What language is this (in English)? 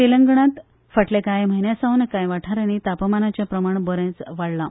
Konkani